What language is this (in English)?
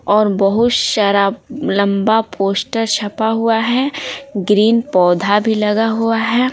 Hindi